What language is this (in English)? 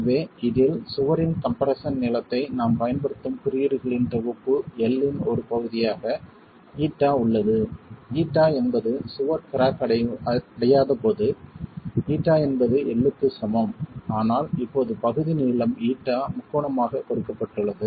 Tamil